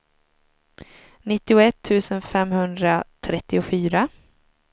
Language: Swedish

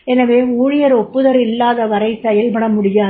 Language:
Tamil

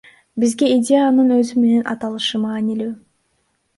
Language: Kyrgyz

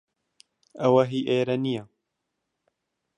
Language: Central Kurdish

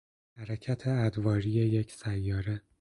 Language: Persian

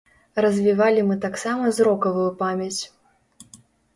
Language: Belarusian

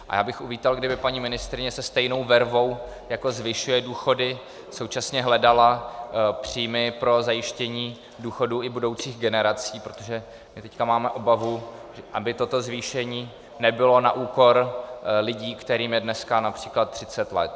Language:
Czech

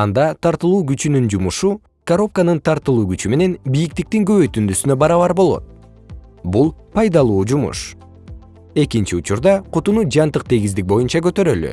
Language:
Kyrgyz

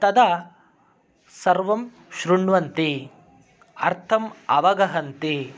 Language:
Sanskrit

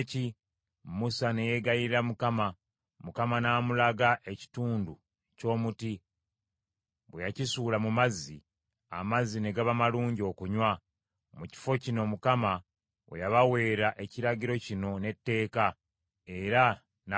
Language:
Ganda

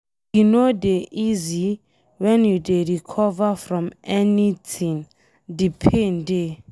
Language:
Nigerian Pidgin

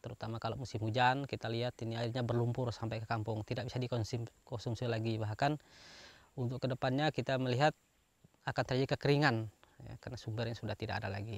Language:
Indonesian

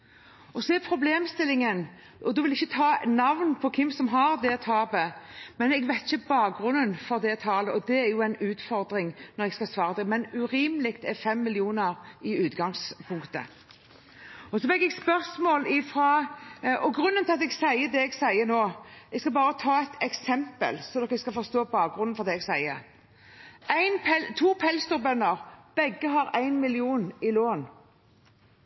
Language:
Norwegian Bokmål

